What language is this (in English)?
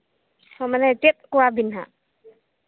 Santali